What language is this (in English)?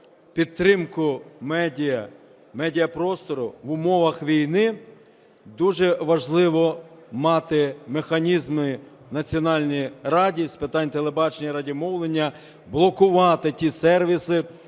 Ukrainian